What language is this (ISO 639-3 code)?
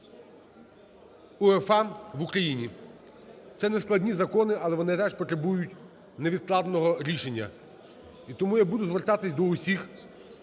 ukr